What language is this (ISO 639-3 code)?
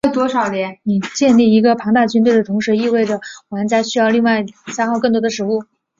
zho